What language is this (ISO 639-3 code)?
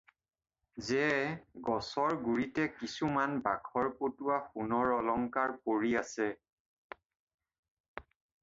asm